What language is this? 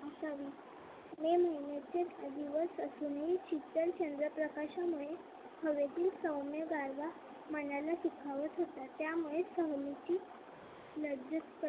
Marathi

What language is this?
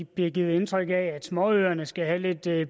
Danish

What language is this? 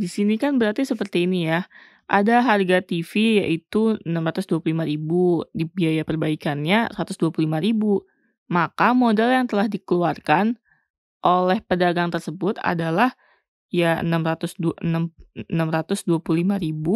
Indonesian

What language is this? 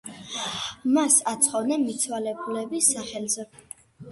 Georgian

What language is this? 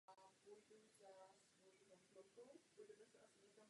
Czech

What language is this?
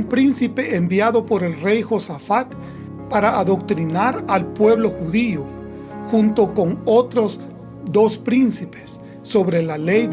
Spanish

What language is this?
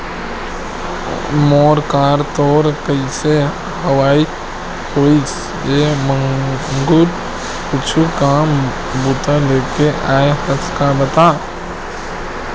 Chhattisgarhi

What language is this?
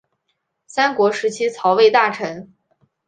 Chinese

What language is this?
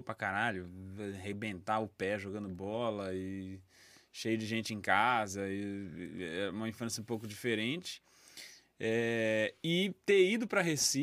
Portuguese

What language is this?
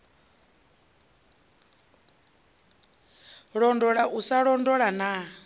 Venda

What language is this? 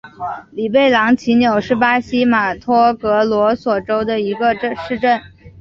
Chinese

